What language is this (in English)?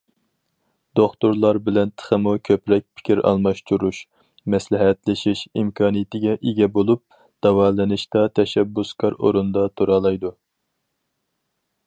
Uyghur